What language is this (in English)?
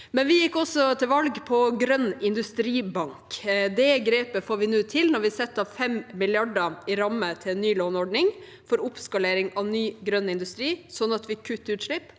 Norwegian